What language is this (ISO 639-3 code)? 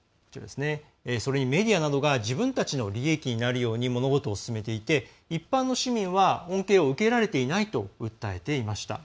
jpn